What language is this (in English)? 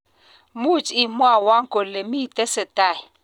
Kalenjin